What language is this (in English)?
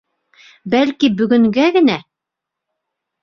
Bashkir